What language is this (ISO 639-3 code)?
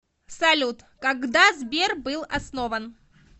rus